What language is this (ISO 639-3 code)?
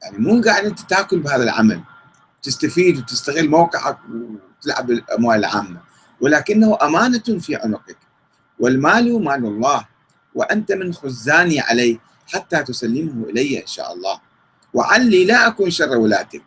ara